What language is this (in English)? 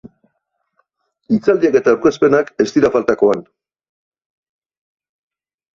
Basque